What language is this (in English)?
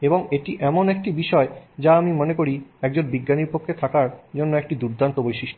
Bangla